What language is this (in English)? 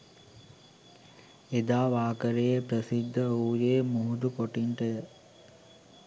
Sinhala